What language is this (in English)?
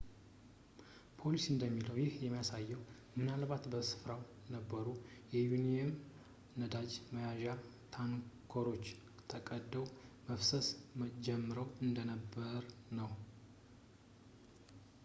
Amharic